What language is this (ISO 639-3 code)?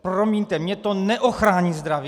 ces